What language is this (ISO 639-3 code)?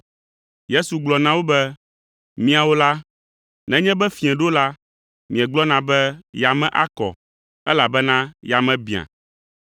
ewe